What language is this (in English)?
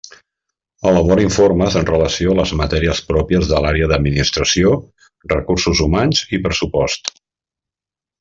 Catalan